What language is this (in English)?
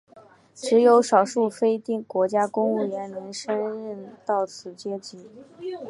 Chinese